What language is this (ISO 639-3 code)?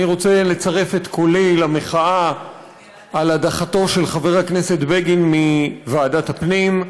heb